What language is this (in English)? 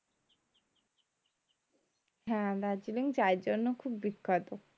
Bangla